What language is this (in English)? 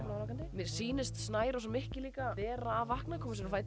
Icelandic